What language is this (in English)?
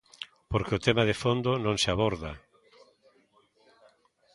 Galician